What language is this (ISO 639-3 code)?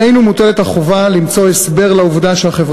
heb